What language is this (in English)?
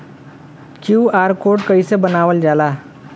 Bhojpuri